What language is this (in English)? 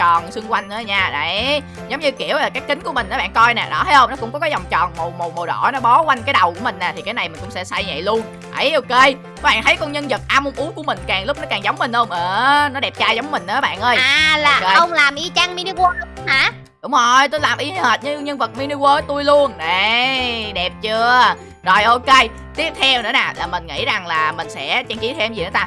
Vietnamese